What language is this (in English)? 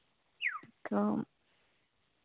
Santali